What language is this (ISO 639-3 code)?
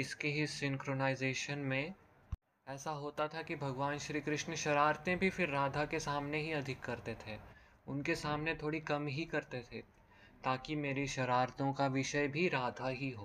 hin